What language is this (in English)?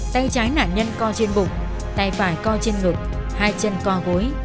Vietnamese